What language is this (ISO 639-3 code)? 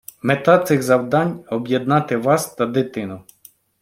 ukr